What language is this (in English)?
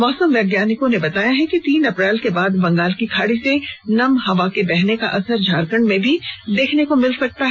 Hindi